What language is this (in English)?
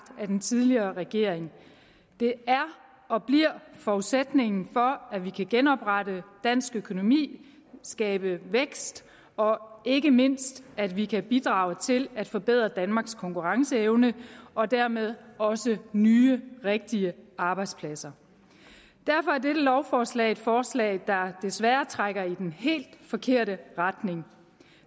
Danish